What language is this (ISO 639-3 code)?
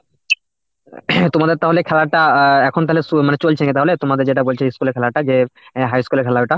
ben